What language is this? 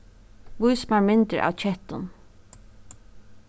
Faroese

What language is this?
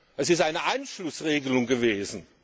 German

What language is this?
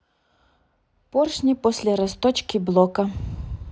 Russian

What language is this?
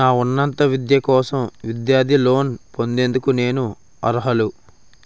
Telugu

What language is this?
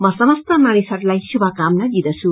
Nepali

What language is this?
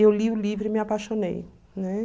Portuguese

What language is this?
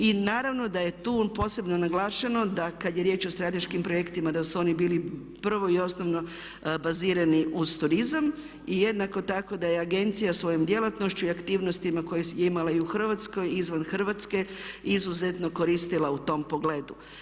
Croatian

